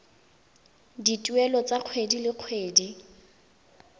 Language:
Tswana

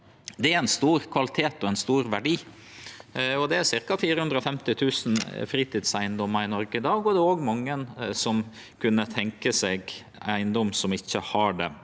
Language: Norwegian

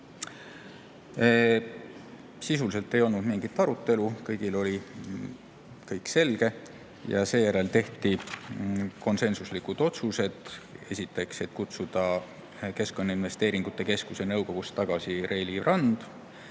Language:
Estonian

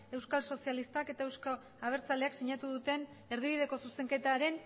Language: Basque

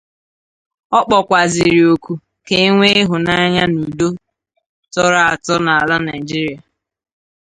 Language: Igbo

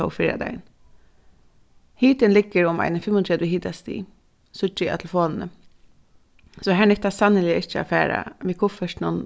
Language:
Faroese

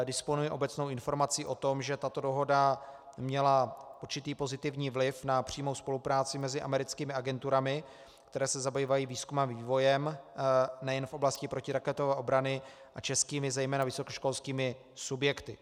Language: Czech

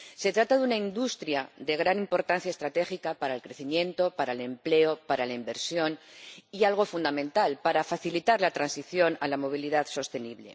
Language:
Spanish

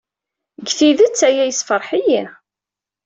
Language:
Kabyle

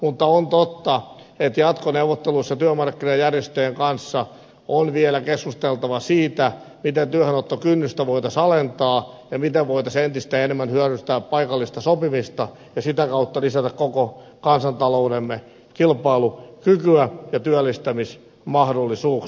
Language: Finnish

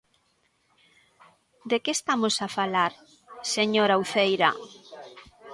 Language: Galician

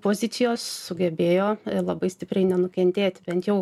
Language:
Lithuanian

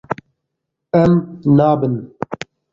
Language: Kurdish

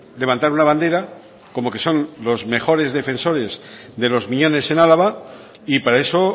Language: Spanish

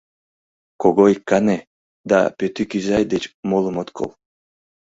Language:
Mari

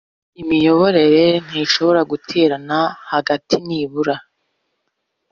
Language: Kinyarwanda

